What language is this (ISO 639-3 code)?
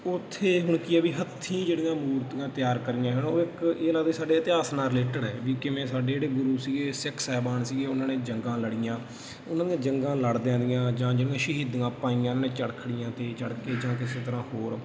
pan